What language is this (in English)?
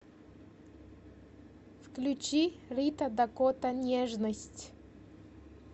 Russian